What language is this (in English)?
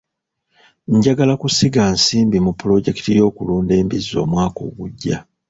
Ganda